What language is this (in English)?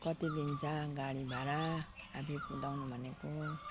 Nepali